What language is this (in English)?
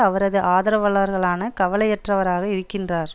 Tamil